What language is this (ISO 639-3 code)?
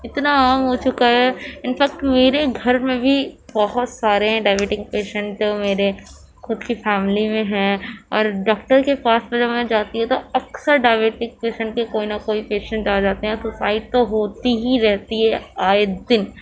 urd